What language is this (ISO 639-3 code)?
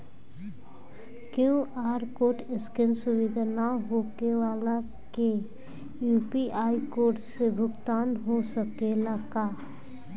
bho